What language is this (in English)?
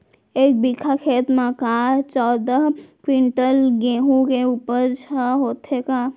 Chhattisgarhi